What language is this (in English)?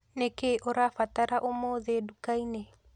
Kikuyu